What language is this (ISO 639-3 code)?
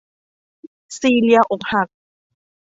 tha